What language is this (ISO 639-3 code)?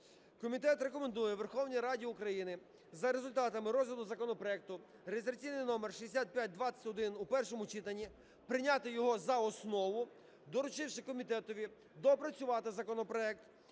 ukr